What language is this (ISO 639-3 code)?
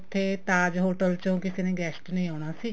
pan